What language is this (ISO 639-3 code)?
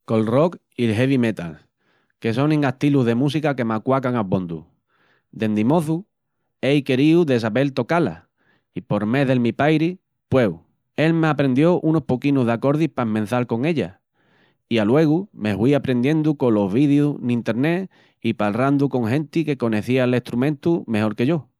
ext